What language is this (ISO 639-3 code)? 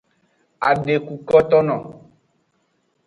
ajg